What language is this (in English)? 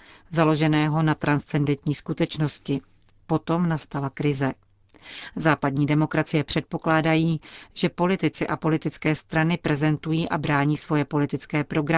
Czech